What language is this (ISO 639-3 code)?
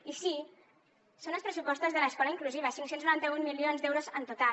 cat